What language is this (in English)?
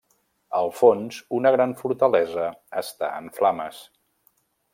Catalan